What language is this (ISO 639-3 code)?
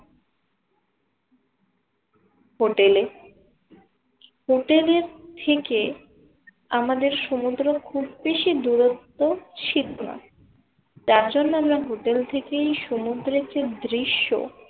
ben